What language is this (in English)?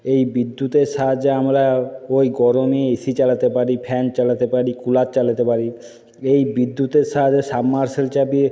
Bangla